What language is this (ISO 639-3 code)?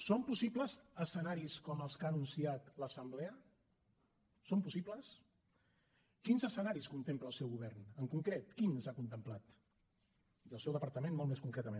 cat